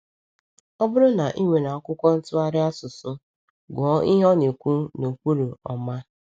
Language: Igbo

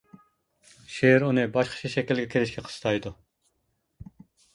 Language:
Uyghur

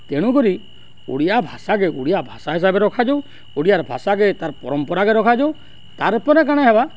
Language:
Odia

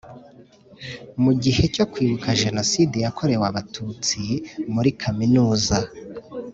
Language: Kinyarwanda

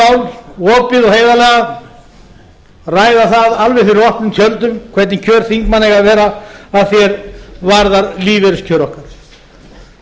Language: Icelandic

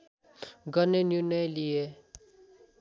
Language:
Nepali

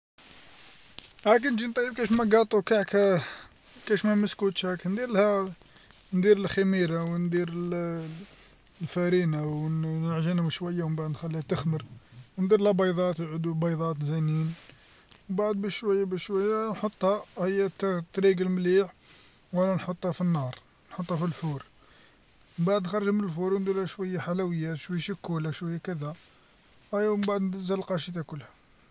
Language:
Algerian Arabic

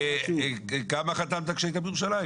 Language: Hebrew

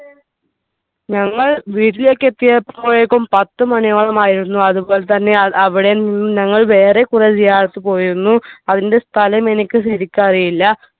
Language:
Malayalam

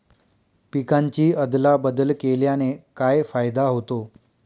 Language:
Marathi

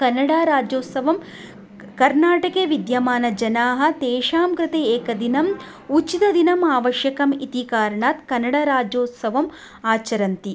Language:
Sanskrit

